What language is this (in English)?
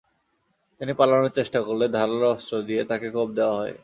Bangla